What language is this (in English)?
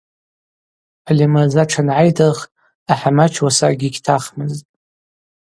Abaza